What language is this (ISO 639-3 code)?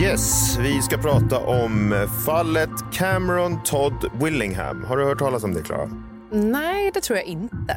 swe